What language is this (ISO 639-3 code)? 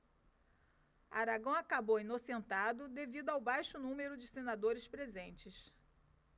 por